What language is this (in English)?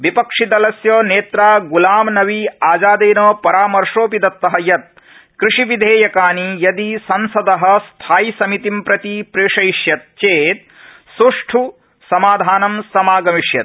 Sanskrit